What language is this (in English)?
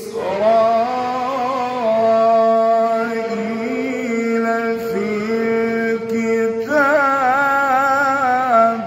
Arabic